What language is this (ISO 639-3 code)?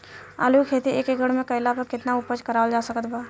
bho